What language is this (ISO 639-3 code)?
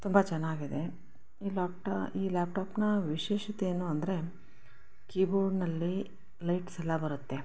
kan